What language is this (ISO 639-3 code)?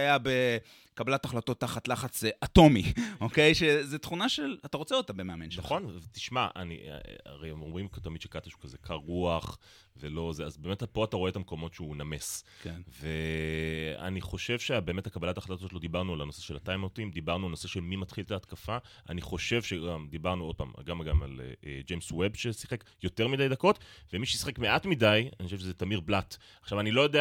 heb